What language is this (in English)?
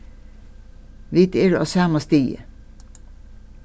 Faroese